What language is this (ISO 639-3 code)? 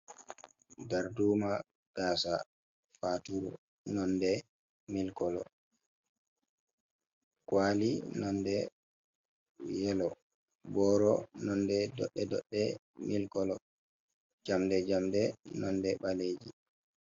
ful